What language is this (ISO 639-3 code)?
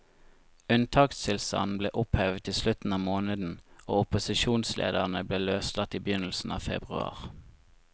nor